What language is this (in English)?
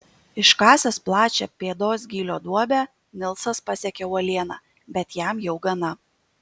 Lithuanian